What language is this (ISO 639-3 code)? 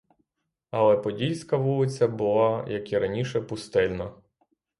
ukr